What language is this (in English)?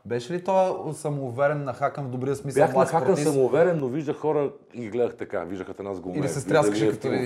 Bulgarian